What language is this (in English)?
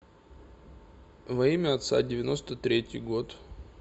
Russian